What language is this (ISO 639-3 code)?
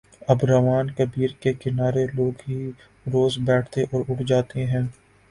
urd